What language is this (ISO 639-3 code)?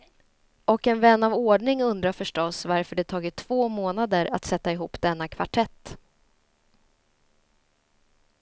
swe